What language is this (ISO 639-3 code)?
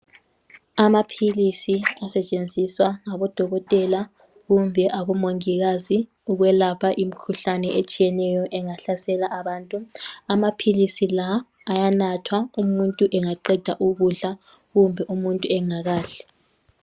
nde